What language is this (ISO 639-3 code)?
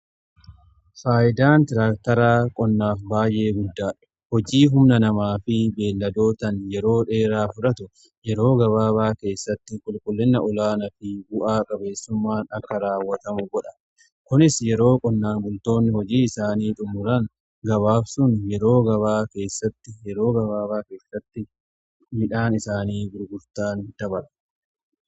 orm